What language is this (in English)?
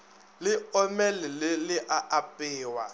Northern Sotho